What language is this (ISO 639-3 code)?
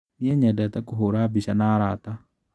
kik